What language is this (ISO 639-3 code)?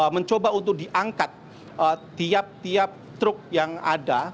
ind